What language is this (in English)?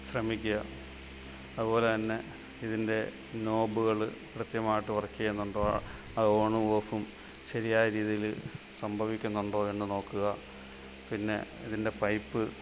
Malayalam